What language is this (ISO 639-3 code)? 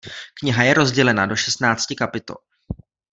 ces